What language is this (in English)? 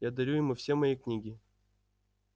Russian